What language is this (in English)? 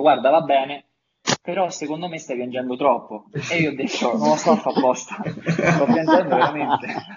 Italian